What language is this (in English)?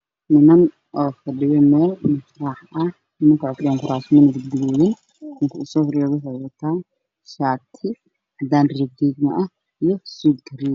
Somali